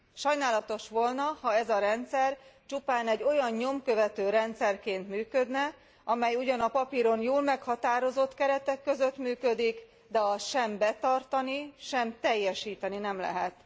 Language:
Hungarian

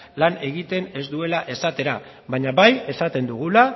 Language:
Basque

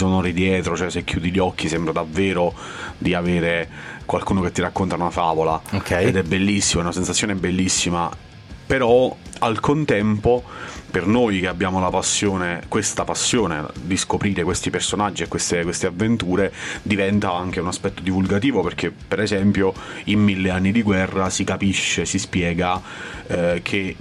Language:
Italian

